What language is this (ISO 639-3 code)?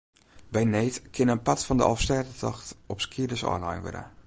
fry